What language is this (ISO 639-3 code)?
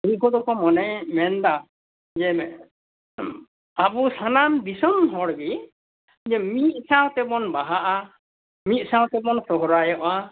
sat